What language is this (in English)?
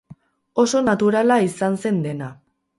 Basque